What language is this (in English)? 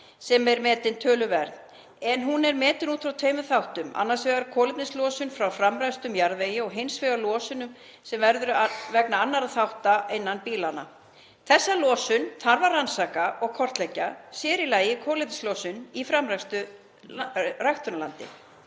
Icelandic